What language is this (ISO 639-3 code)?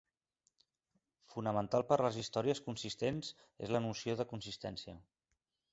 cat